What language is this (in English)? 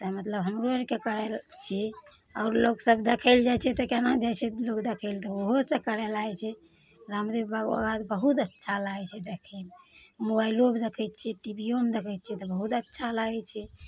Maithili